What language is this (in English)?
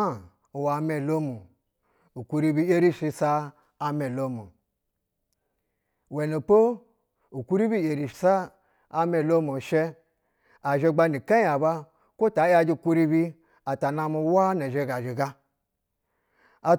Basa (Nigeria)